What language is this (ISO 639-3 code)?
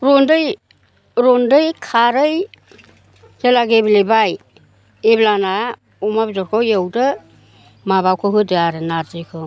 brx